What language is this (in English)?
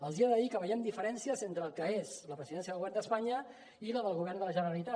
Catalan